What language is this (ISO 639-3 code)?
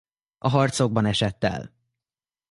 hun